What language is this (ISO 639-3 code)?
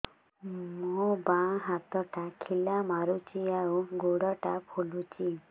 ori